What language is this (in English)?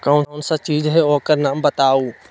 Magahi